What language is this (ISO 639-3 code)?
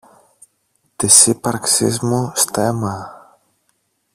ell